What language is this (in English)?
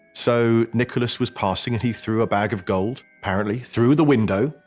English